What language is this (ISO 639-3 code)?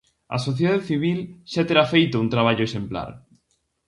glg